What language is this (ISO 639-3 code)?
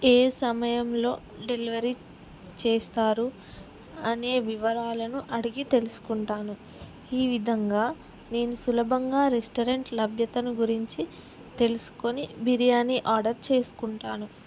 tel